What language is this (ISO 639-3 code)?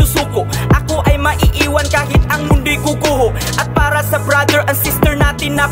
ind